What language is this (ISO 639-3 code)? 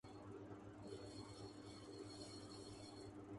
urd